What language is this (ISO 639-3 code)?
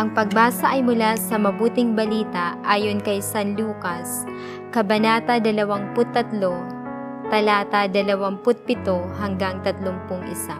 fil